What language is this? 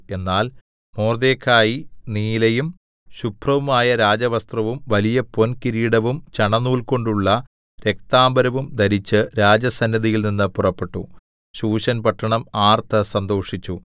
Malayalam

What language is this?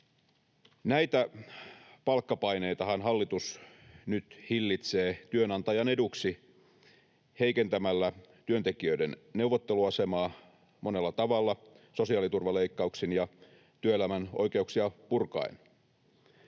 Finnish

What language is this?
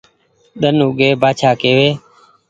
Goaria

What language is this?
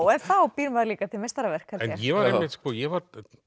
Icelandic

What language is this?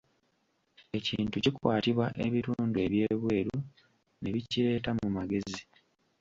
Ganda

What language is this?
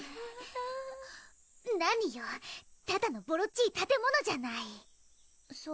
Japanese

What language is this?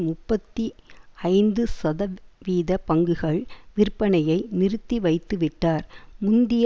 Tamil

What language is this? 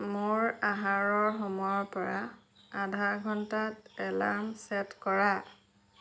Assamese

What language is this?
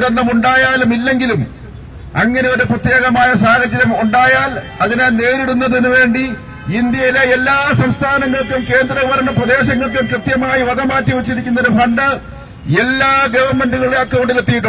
Malayalam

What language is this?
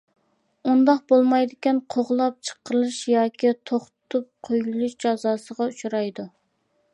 Uyghur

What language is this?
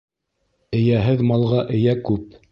Bashkir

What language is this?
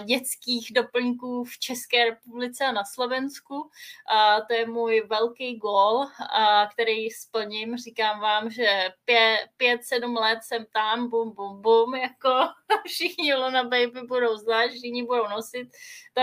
Czech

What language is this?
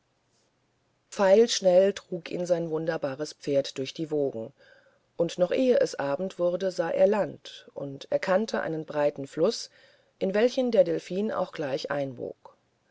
German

